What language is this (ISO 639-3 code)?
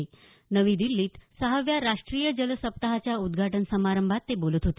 mar